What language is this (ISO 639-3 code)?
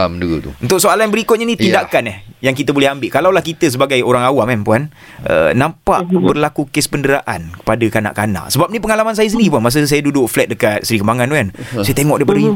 msa